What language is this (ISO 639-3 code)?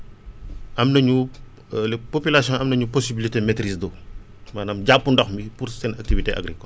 wol